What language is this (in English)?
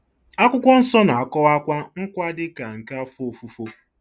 Igbo